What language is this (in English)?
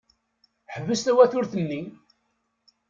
Kabyle